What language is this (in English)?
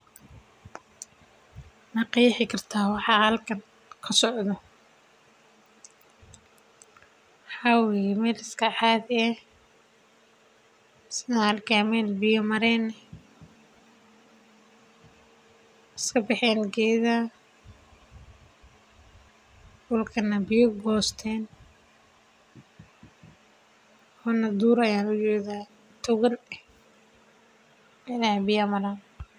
Somali